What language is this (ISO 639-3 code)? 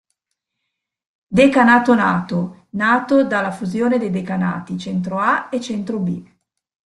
ita